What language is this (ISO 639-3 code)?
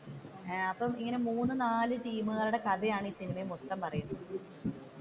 mal